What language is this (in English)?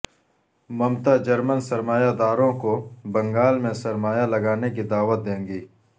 Urdu